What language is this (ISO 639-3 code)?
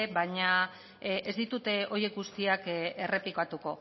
eus